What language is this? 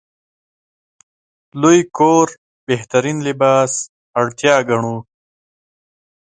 Pashto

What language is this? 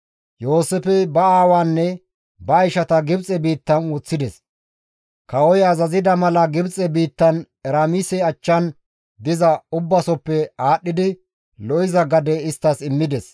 Gamo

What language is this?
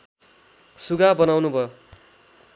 Nepali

